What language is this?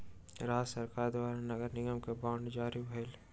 Maithili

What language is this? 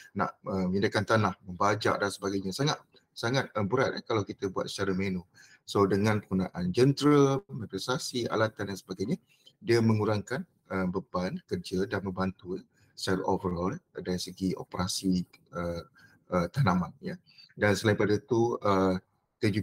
Malay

